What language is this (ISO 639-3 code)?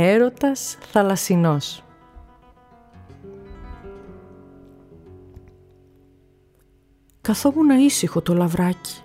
ell